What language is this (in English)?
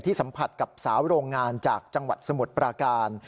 Thai